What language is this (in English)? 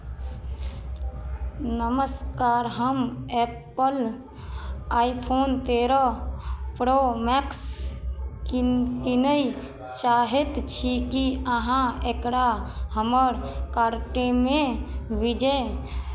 Maithili